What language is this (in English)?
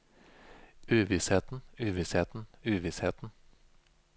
Norwegian